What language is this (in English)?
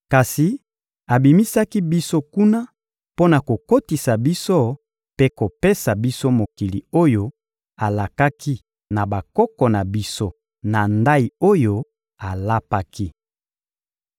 Lingala